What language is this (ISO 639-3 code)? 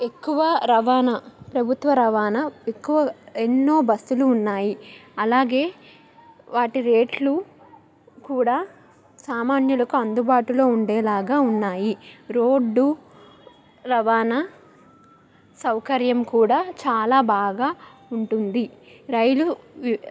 tel